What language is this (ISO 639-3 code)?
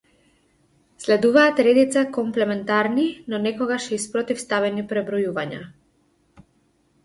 mkd